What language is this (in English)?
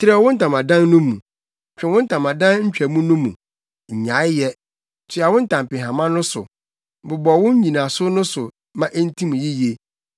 Akan